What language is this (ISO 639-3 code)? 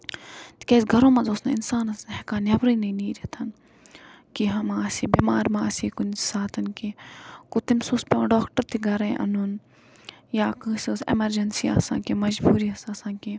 kas